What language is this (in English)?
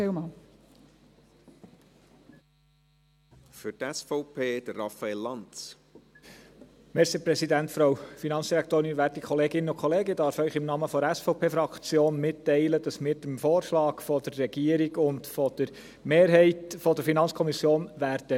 Swiss German